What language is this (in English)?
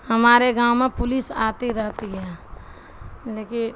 Urdu